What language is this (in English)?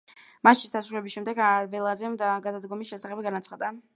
Georgian